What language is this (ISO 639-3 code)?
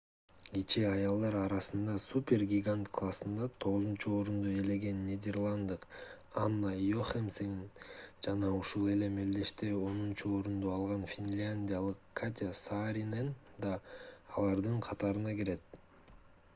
kir